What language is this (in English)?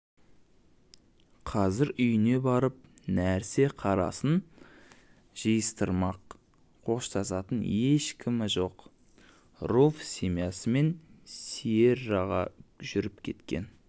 Kazakh